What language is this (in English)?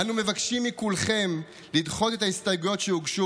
Hebrew